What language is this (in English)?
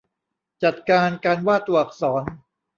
Thai